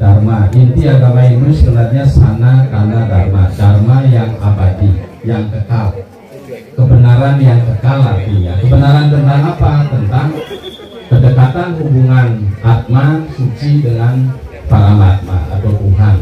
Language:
Indonesian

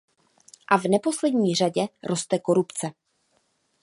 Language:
Czech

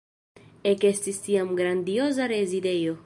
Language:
Esperanto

